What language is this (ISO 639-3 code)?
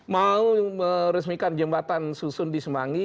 ind